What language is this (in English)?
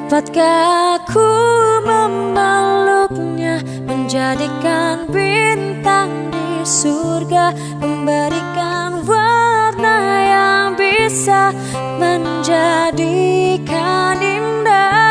Indonesian